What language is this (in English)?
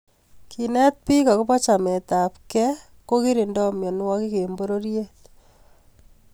Kalenjin